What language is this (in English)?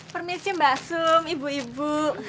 Indonesian